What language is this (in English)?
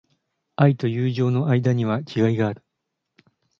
Japanese